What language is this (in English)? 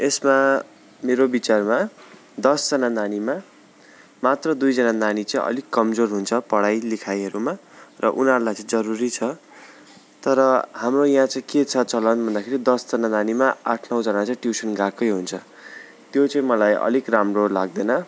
Nepali